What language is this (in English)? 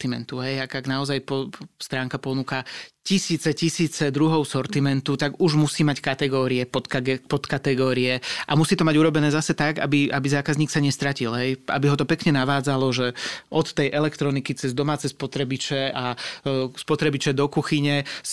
Slovak